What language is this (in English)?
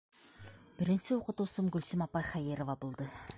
Bashkir